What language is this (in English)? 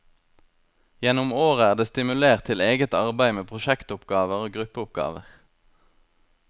Norwegian